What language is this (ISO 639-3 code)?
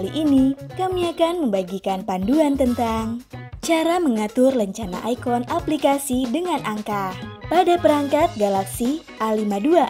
ind